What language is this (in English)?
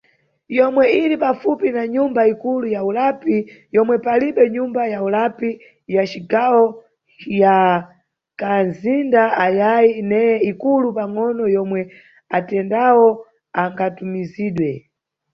Nyungwe